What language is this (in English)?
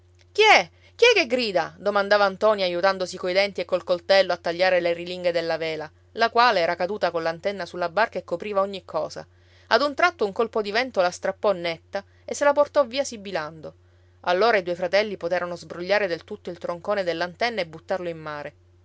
Italian